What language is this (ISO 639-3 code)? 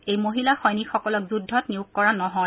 asm